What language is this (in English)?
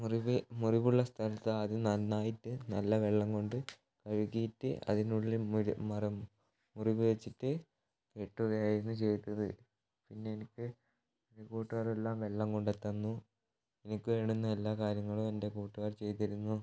Malayalam